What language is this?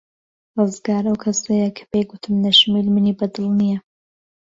Central Kurdish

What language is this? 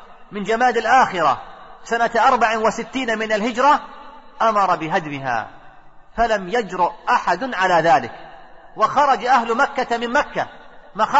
Arabic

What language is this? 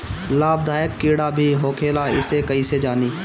Bhojpuri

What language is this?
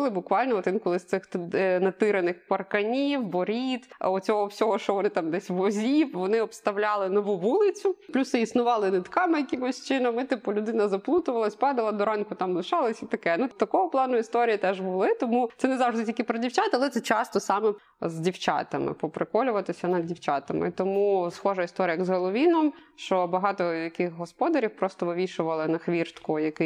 Ukrainian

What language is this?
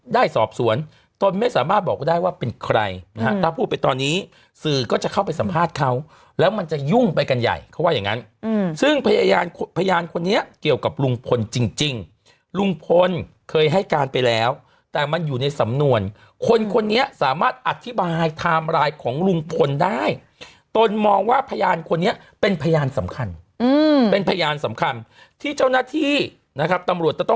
Thai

